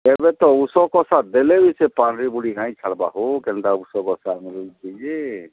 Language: Odia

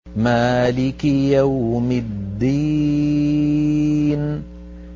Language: Arabic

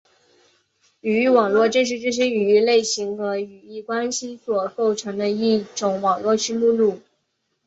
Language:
Chinese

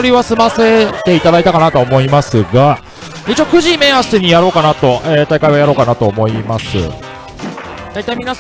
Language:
Japanese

